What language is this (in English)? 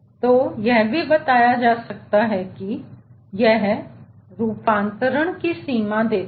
Hindi